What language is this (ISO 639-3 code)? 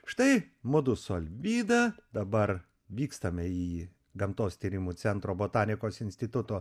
lit